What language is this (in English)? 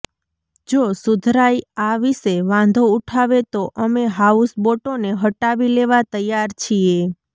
Gujarati